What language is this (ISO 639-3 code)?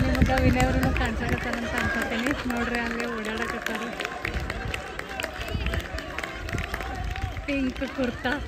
kan